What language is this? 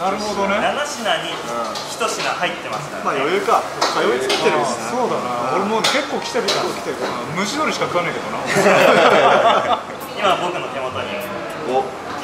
Japanese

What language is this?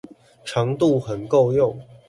Chinese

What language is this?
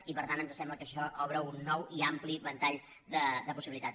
Catalan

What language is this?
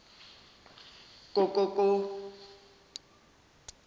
Zulu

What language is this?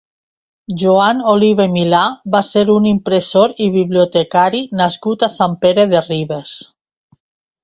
Catalan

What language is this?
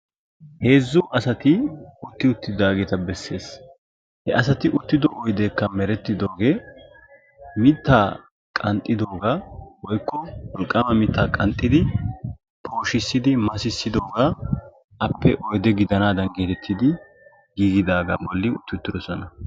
Wolaytta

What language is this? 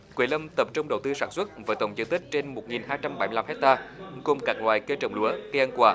Vietnamese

